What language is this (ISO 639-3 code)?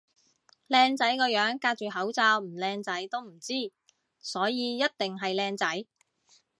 yue